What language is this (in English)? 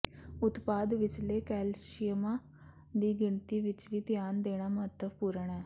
Punjabi